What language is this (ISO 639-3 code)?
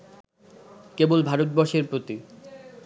ben